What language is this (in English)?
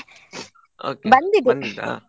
Kannada